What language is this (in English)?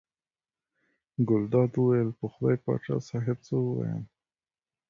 Pashto